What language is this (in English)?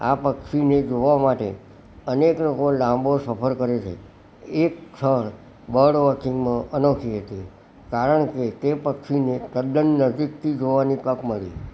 Gujarati